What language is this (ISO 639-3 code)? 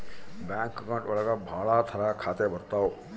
kan